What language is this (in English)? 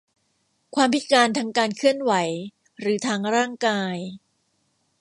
Thai